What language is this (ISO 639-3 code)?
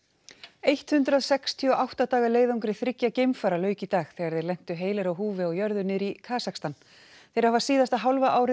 isl